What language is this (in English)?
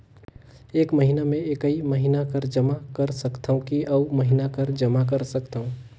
Chhattisgarhi